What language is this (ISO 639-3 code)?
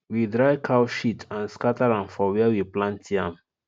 pcm